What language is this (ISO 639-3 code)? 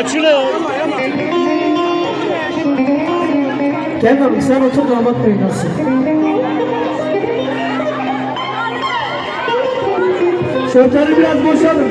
tur